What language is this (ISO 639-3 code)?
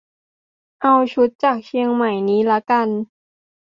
tha